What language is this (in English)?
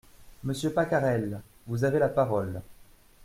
French